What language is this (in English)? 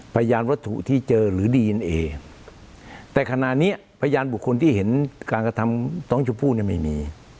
Thai